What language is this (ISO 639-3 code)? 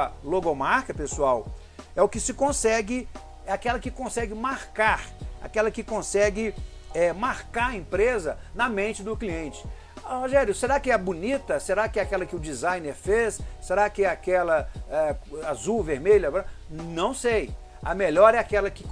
por